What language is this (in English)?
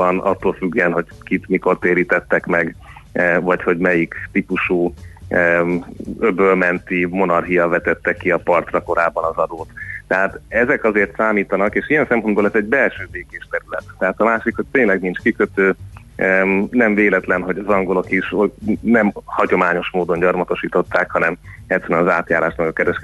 Hungarian